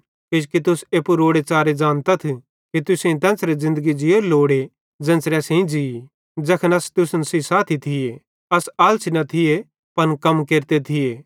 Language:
Bhadrawahi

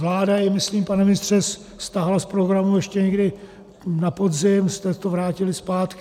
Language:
Czech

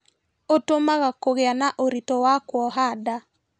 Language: Kikuyu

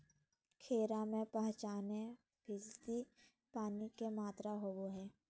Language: Magahi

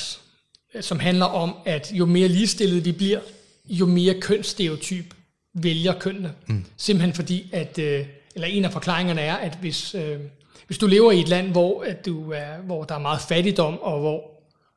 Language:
Danish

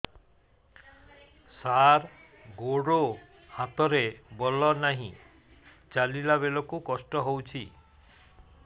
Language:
Odia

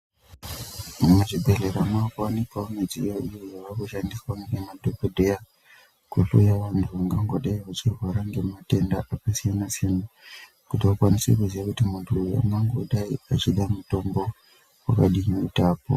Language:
Ndau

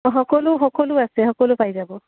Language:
Assamese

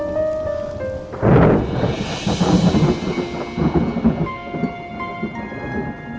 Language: Indonesian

